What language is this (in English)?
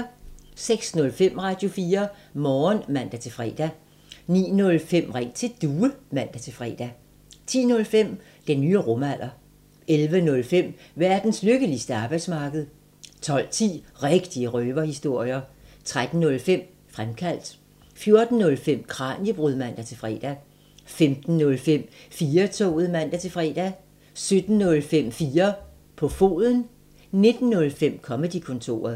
Danish